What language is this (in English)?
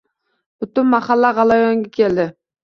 Uzbek